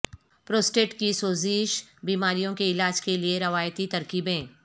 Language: Urdu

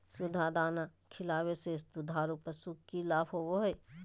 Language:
Magahi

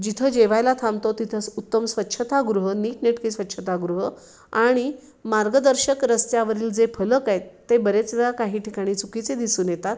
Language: Marathi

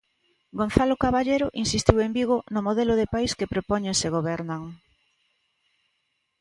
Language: Galician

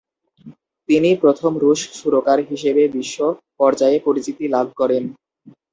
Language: Bangla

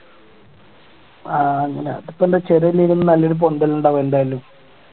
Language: Malayalam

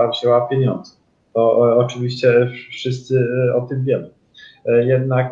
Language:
Polish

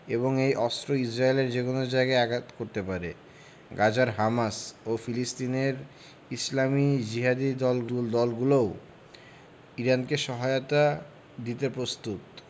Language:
Bangla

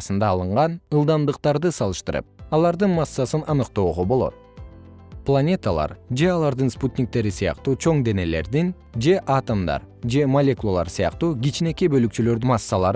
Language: Kyrgyz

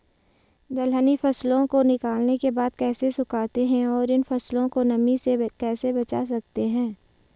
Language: Hindi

